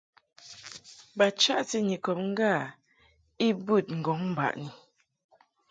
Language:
Mungaka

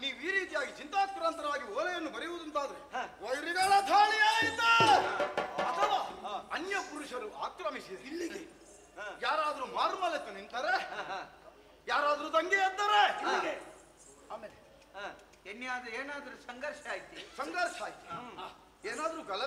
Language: Arabic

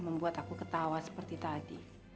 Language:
Indonesian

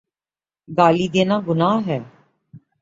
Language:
Urdu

